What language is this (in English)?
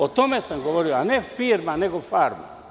Serbian